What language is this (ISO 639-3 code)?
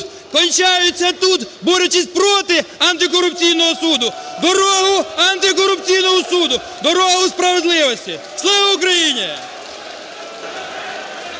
ukr